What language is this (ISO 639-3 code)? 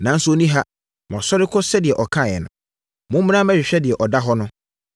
aka